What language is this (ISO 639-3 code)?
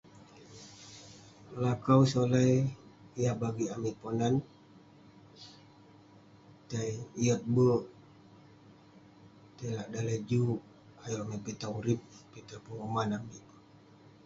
pne